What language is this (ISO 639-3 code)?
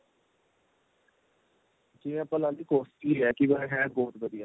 pan